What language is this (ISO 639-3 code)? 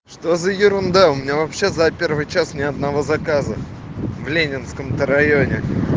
rus